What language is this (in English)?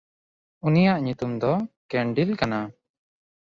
Santali